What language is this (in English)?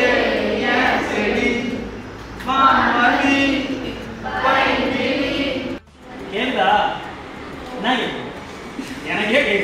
Tamil